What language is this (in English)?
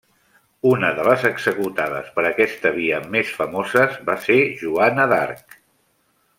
Catalan